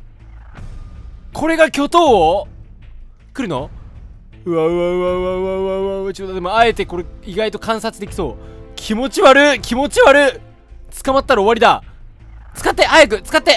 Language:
Japanese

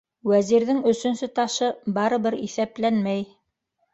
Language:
Bashkir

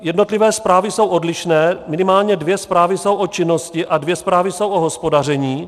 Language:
Czech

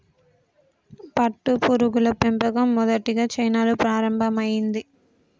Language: Telugu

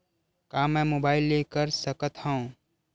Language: Chhattisgarhi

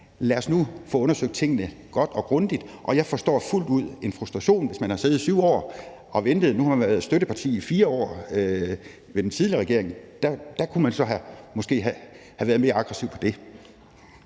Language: Danish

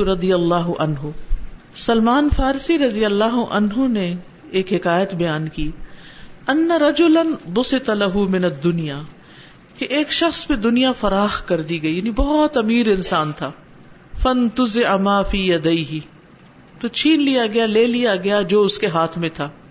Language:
Urdu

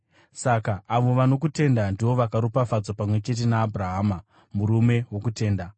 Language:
Shona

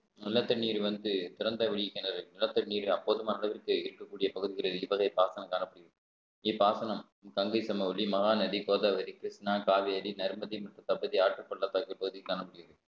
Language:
Tamil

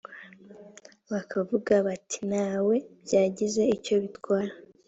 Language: Kinyarwanda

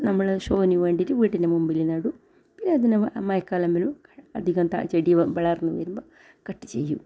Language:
Malayalam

